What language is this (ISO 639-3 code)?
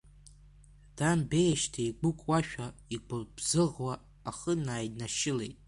abk